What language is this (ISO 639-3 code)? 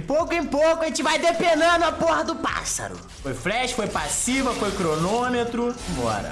por